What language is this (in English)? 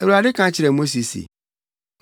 Akan